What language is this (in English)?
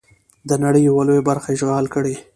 Pashto